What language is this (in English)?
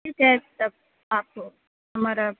Urdu